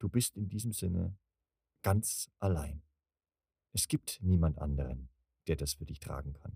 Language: German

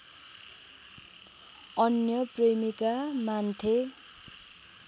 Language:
Nepali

